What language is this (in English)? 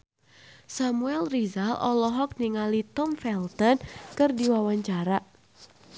Sundanese